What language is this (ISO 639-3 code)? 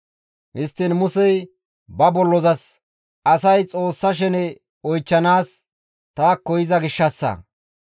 gmv